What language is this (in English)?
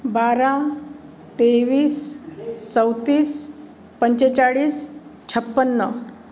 Marathi